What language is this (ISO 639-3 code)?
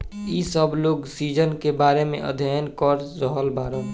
bho